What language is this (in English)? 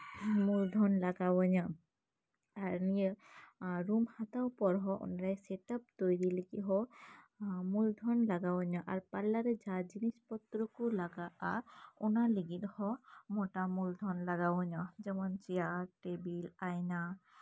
Santali